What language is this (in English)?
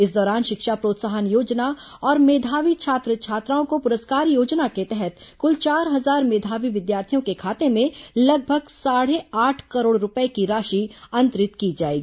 Hindi